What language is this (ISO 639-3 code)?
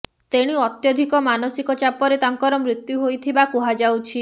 ori